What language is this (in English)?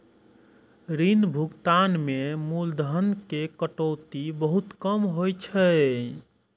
Maithili